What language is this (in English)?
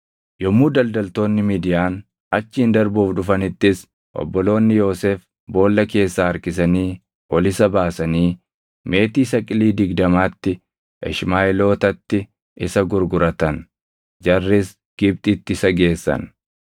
Oromo